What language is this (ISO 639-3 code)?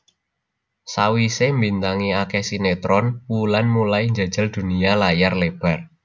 jav